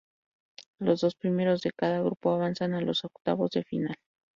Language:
Spanish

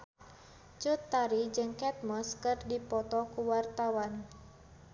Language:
Sundanese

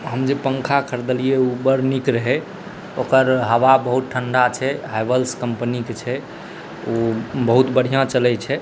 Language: Maithili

